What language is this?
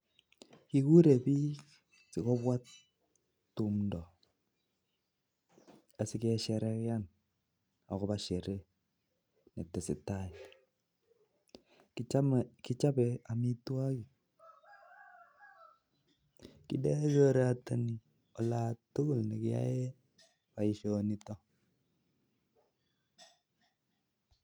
Kalenjin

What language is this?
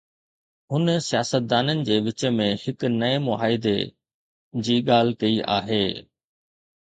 Sindhi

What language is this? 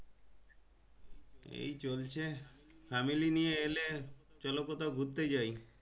Bangla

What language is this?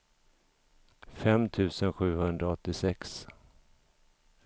Swedish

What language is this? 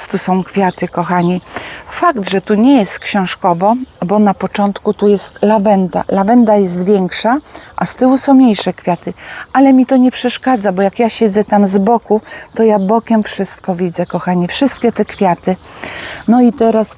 Polish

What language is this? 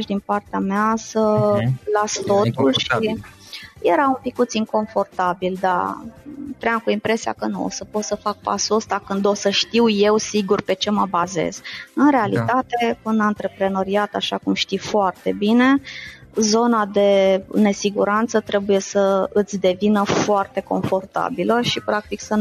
Romanian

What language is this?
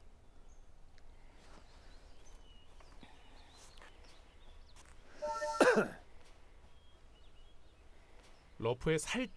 Korean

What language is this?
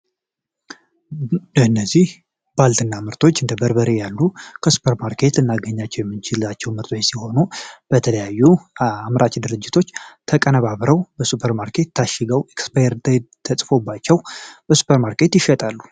Amharic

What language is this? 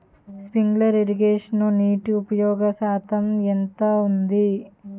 Telugu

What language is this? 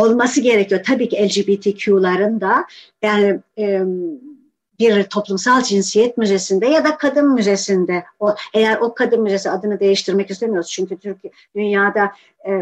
Turkish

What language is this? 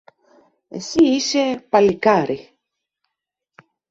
Greek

